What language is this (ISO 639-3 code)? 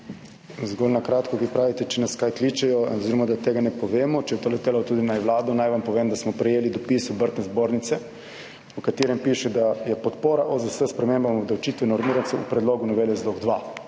slv